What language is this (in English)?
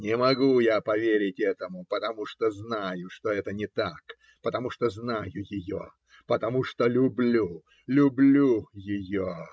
Russian